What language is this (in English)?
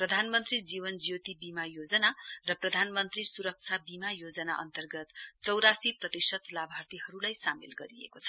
Nepali